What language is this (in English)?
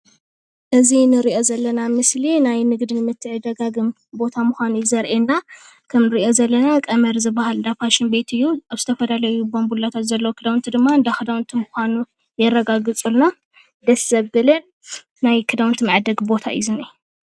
Tigrinya